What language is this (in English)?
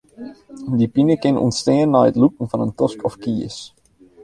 Western Frisian